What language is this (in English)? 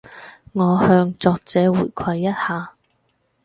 Cantonese